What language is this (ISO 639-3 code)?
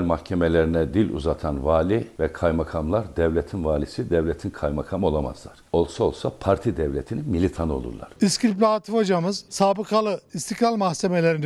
tur